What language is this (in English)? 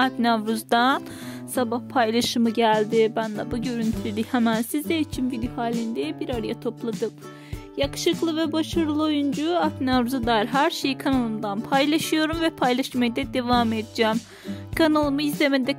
Turkish